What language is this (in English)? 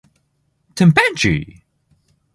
Japanese